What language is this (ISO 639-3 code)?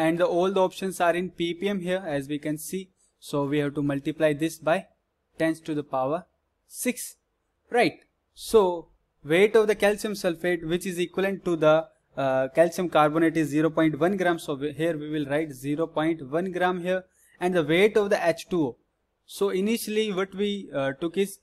eng